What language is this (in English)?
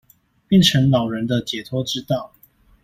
Chinese